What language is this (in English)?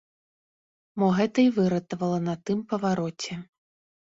Belarusian